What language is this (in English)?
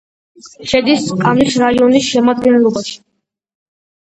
Georgian